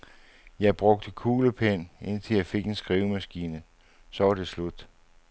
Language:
Danish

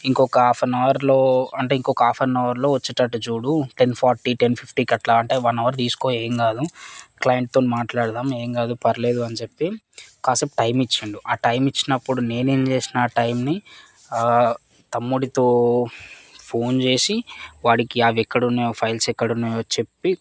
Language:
Telugu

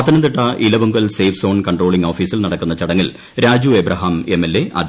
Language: Malayalam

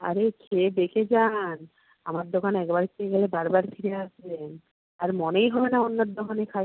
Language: Bangla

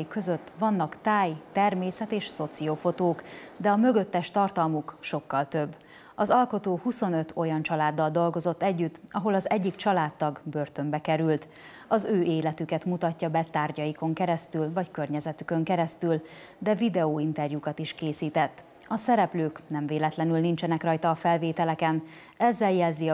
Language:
Hungarian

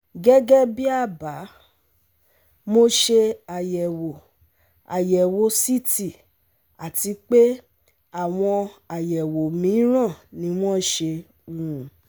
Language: Yoruba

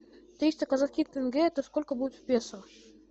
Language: Russian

